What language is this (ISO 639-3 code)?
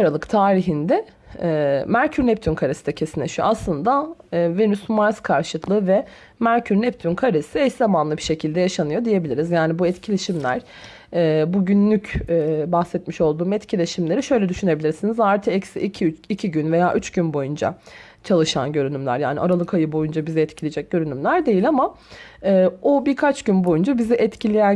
tur